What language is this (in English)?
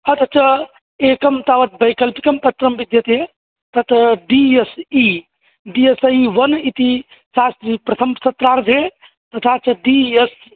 Sanskrit